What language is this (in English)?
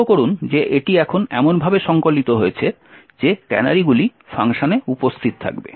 Bangla